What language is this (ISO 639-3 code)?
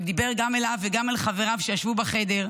heb